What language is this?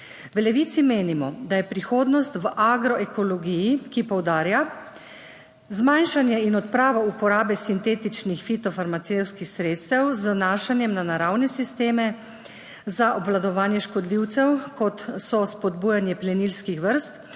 Slovenian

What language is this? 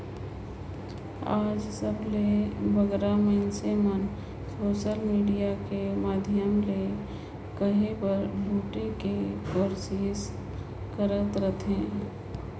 Chhattisgarhi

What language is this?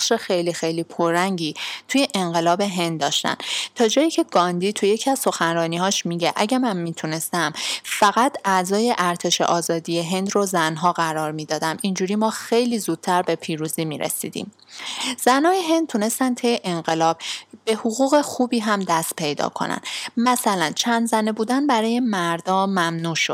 Persian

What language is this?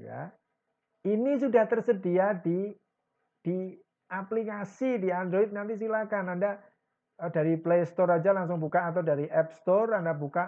Indonesian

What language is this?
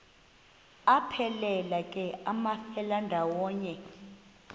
Xhosa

